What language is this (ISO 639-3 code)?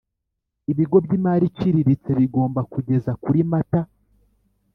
kin